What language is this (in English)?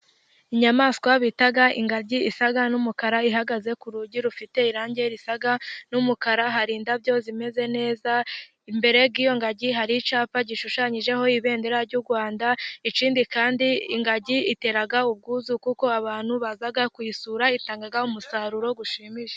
Kinyarwanda